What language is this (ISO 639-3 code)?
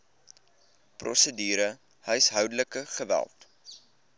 afr